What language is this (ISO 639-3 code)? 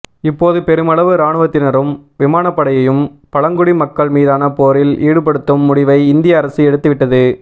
tam